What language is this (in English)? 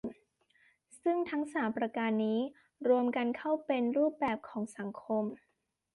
Thai